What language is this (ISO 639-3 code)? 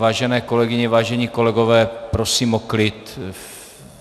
ces